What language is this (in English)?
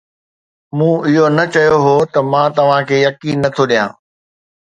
Sindhi